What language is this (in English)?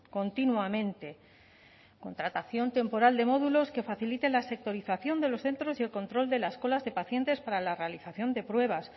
Spanish